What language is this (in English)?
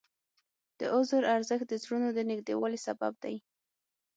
Pashto